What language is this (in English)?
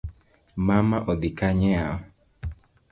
Luo (Kenya and Tanzania)